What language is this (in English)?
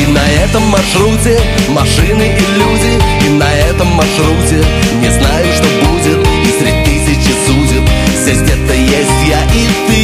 Russian